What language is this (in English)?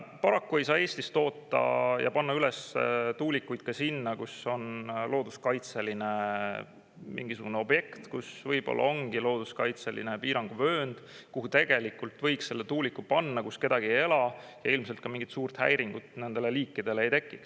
Estonian